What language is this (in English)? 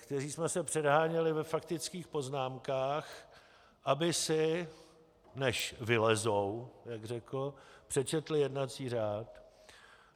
Czech